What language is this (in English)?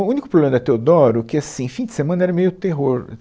Portuguese